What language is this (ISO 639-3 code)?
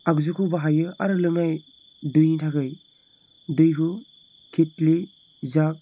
brx